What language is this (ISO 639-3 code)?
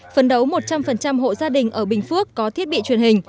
vie